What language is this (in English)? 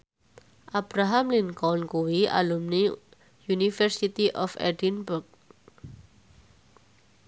Javanese